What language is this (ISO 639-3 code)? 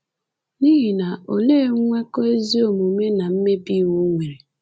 ibo